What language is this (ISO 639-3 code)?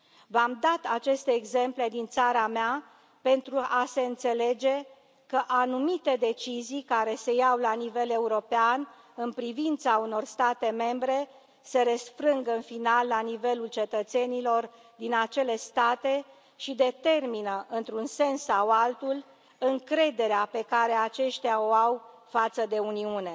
ron